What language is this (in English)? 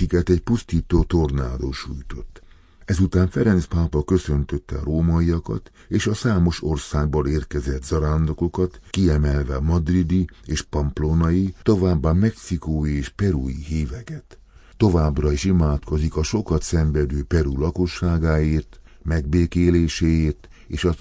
Hungarian